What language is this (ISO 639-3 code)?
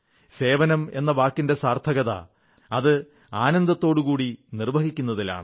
mal